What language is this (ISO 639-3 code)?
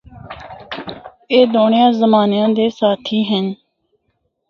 hno